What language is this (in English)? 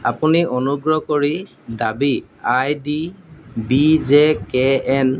Assamese